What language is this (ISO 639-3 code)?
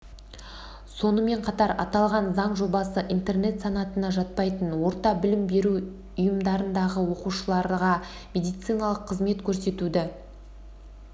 kaz